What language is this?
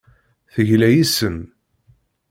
Kabyle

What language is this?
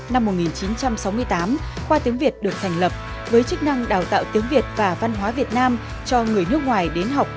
Vietnamese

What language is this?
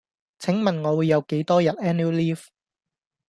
Cantonese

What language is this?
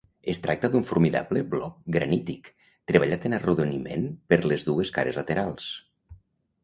Catalan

